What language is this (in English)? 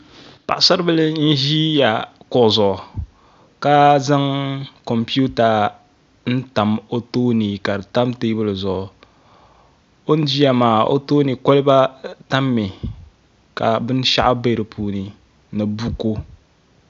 Dagbani